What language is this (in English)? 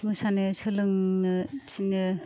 Bodo